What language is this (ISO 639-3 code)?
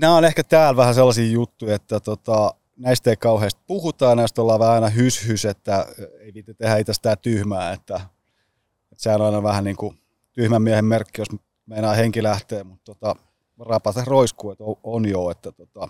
fin